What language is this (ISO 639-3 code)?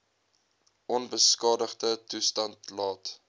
afr